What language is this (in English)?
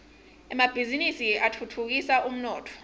Swati